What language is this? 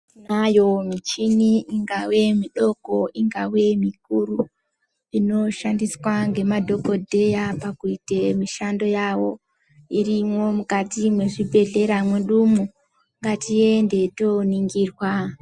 Ndau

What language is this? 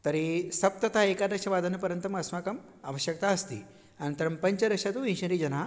Sanskrit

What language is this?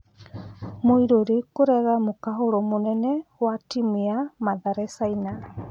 Kikuyu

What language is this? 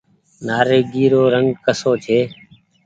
Goaria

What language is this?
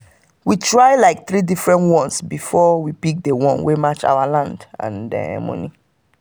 Nigerian Pidgin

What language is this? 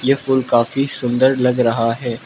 Hindi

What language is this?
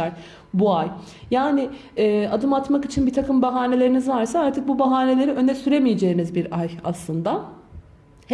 Turkish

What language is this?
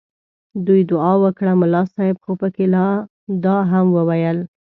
Pashto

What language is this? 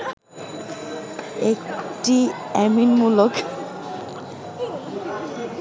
Bangla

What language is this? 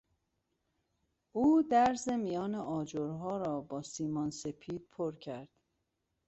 Persian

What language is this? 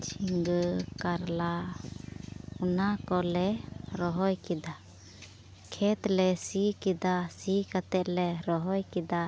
Santali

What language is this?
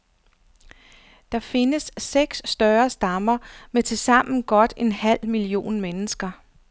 Danish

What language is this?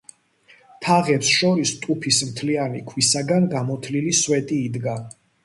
Georgian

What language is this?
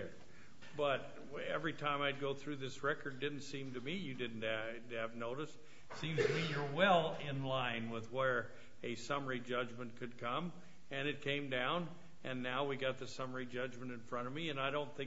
English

